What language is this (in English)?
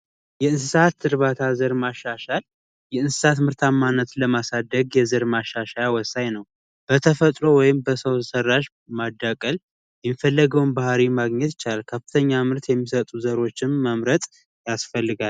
Amharic